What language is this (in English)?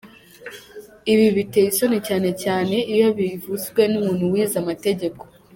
Kinyarwanda